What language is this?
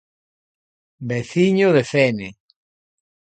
Galician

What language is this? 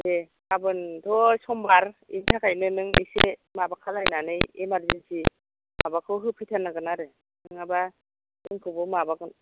Bodo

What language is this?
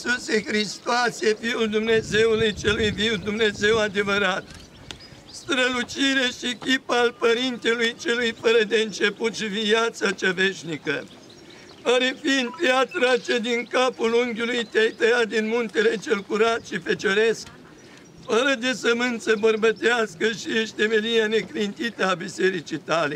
Romanian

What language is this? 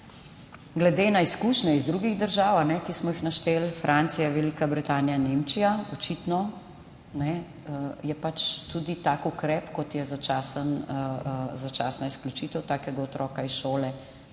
Slovenian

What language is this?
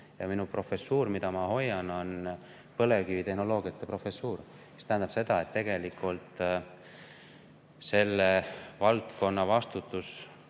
Estonian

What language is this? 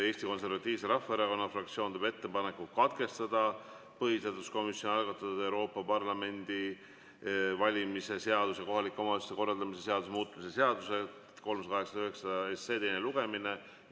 Estonian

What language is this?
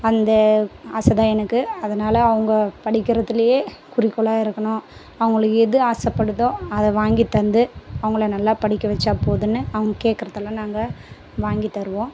Tamil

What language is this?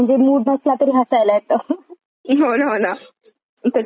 Marathi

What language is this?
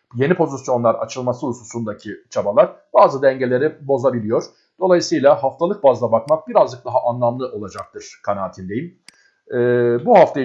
Turkish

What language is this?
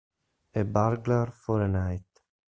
Italian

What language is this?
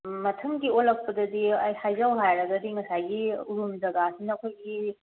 Manipuri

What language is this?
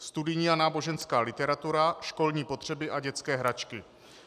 Czech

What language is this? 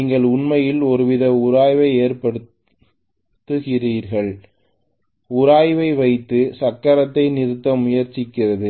Tamil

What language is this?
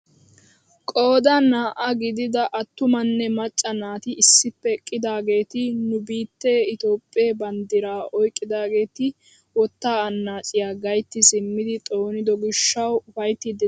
Wolaytta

